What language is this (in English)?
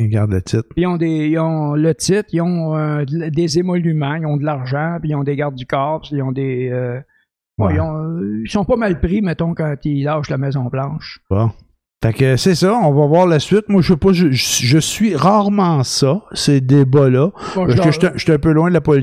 French